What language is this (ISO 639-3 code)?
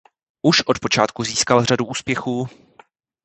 ces